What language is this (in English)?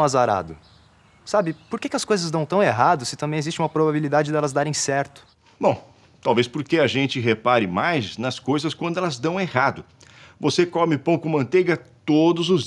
Portuguese